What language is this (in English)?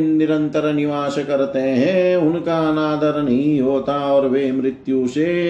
Hindi